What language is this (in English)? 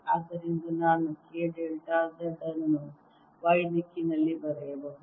Kannada